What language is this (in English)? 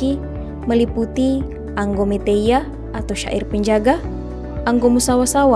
Indonesian